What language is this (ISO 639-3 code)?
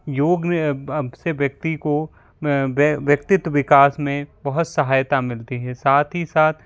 hin